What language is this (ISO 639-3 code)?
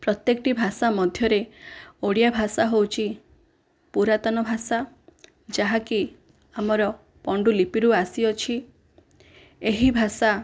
ori